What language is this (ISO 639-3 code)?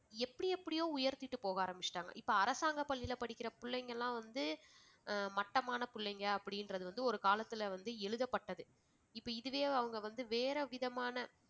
tam